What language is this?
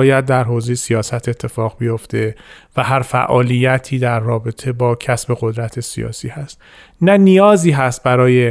Persian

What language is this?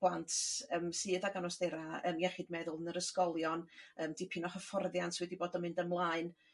Welsh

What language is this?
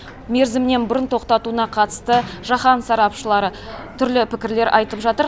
Kazakh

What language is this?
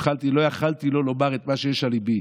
Hebrew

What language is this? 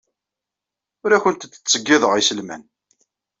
Kabyle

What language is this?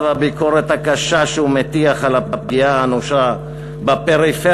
Hebrew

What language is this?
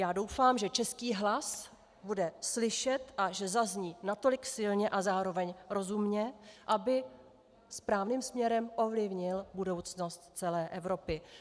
Czech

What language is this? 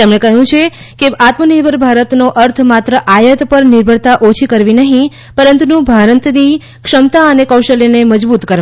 Gujarati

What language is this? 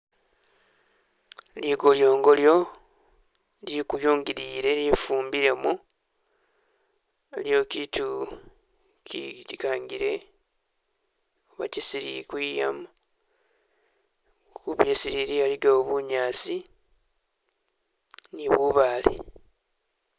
Masaaba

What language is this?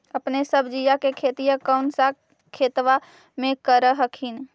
Magahi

